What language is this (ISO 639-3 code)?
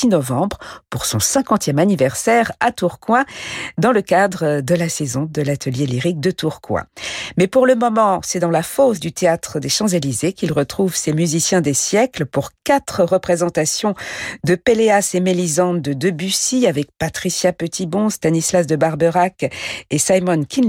fra